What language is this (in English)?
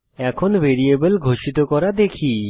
Bangla